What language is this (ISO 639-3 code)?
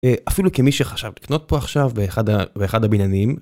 heb